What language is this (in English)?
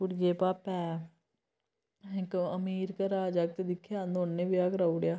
Dogri